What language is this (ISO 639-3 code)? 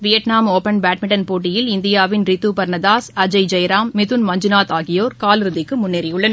tam